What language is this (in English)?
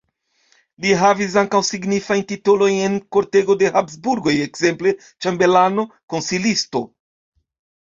Esperanto